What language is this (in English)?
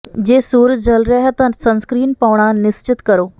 Punjabi